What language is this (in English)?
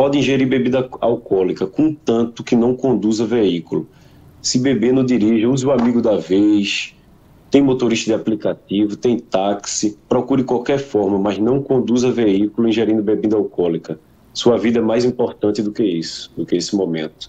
Portuguese